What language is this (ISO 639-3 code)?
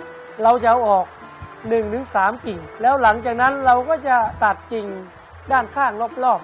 tha